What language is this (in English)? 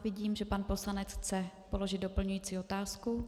Czech